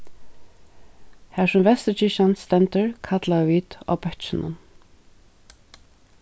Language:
Faroese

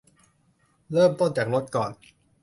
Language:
Thai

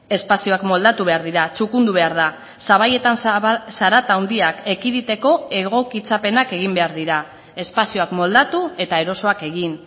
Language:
Basque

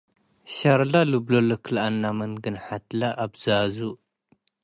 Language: Tigre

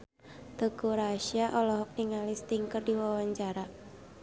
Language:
Sundanese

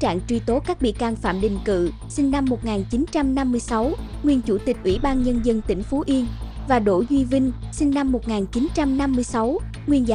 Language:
Vietnamese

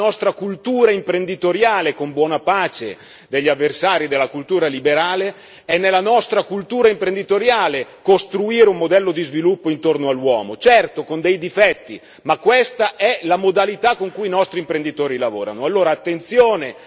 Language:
Italian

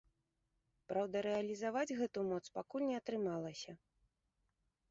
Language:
Belarusian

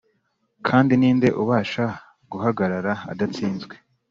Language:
Kinyarwanda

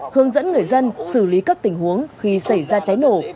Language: Vietnamese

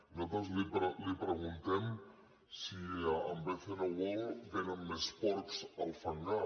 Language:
Catalan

